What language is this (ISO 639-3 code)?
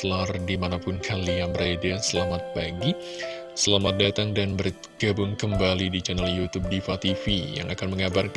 ind